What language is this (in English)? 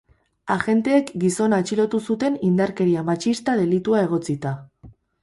Basque